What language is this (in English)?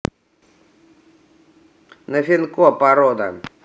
Russian